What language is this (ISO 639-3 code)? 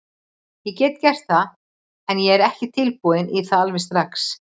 isl